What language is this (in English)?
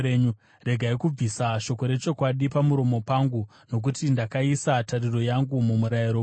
Shona